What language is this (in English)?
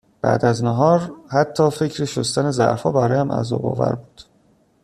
Persian